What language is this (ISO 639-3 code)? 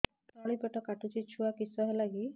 ori